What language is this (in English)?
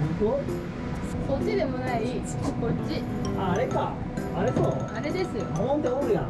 Japanese